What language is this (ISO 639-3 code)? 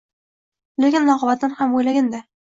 uzb